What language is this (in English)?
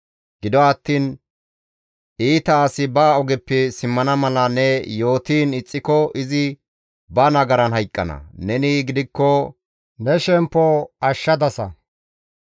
Gamo